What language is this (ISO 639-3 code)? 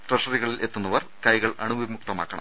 mal